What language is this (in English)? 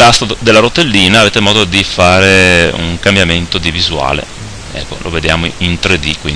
Italian